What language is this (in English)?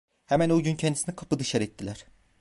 Turkish